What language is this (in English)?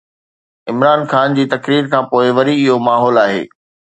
Sindhi